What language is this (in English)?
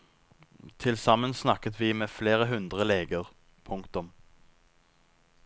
Norwegian